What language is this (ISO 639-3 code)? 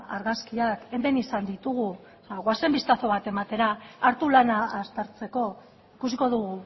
eus